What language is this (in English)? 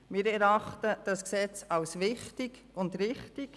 Swiss German